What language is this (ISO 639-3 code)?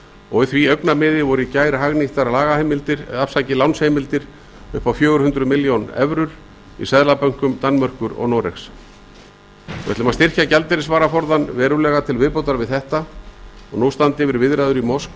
isl